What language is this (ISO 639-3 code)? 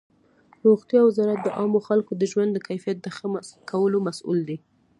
pus